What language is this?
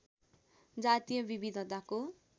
Nepali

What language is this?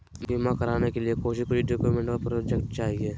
Magahi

